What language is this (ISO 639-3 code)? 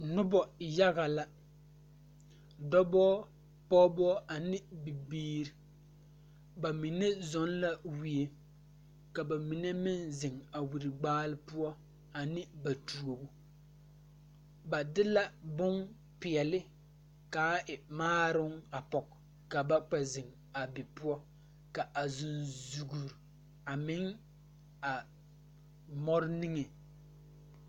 dga